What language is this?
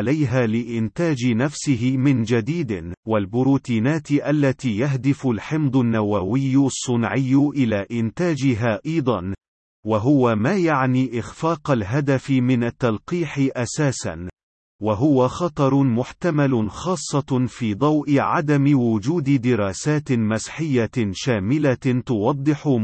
Arabic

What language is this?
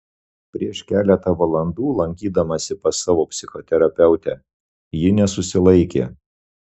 Lithuanian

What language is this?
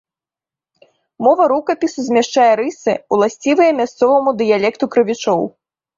Belarusian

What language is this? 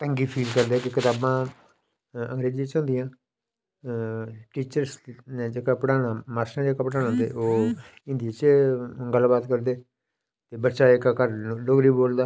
Dogri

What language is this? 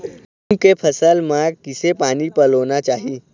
Chhattisgarhi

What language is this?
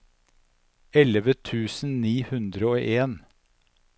Norwegian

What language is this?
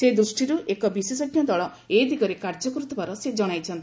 Odia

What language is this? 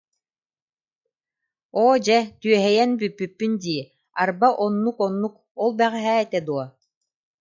Yakut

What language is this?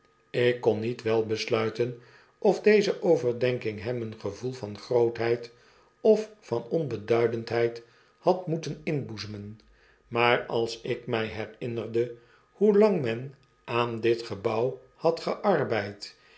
Dutch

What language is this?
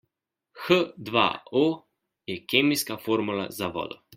Slovenian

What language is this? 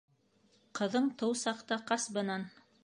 Bashkir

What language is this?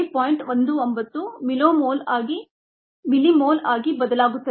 Kannada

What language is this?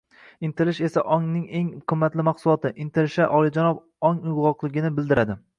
Uzbek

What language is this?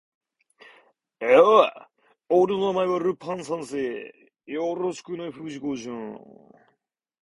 Japanese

